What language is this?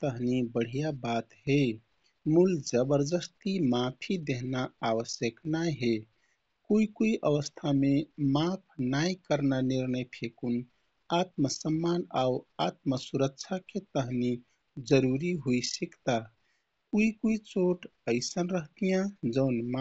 Kathoriya Tharu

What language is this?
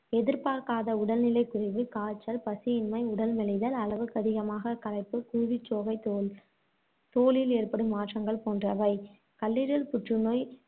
Tamil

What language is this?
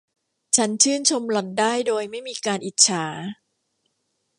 Thai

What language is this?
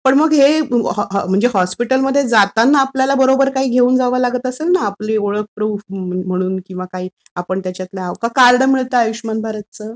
Marathi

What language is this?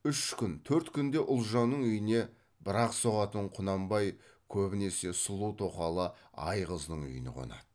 Kazakh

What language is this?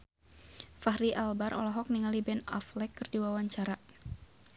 Sundanese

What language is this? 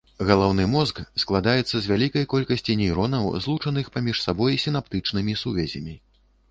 Belarusian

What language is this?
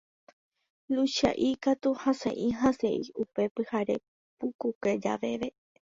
Guarani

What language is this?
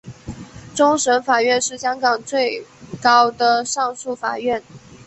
Chinese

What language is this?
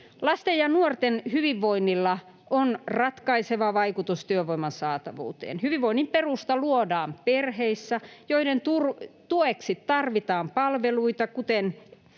Finnish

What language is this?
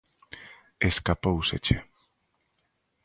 Galician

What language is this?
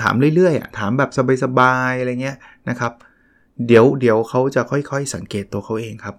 Thai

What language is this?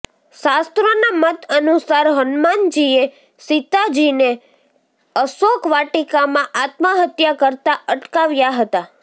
Gujarati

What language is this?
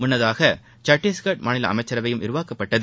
Tamil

